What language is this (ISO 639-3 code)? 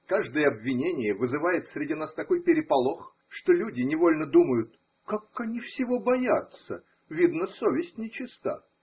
rus